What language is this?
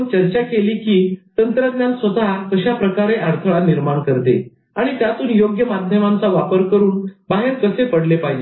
Marathi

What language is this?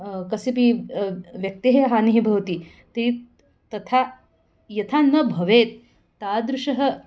Sanskrit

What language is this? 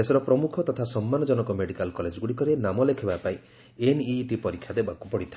Odia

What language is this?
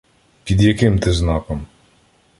Ukrainian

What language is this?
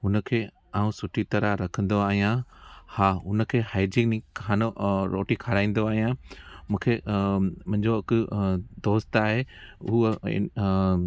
Sindhi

